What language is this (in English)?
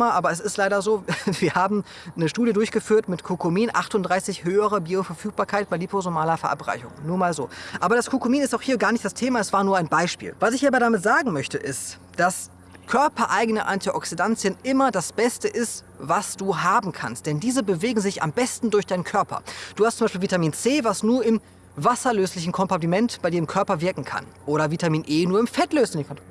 German